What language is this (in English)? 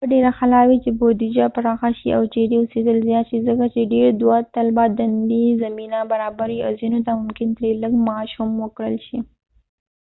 Pashto